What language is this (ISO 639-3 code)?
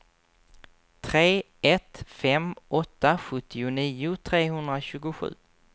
swe